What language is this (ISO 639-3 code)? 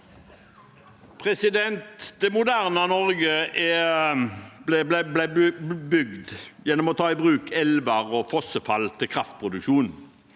nor